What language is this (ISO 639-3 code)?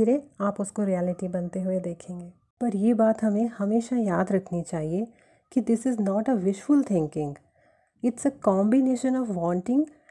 hin